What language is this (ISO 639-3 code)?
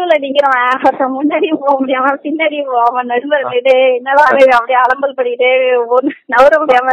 kor